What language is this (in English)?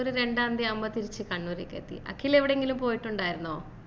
Malayalam